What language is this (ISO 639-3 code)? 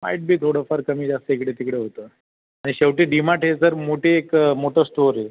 mar